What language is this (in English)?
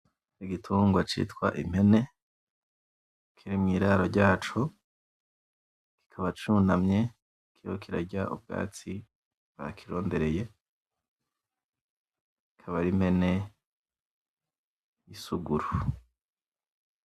Rundi